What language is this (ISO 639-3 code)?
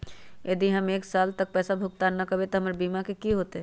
mag